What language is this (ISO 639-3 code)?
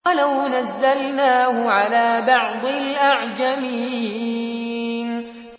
ara